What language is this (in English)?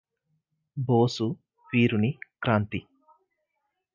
Telugu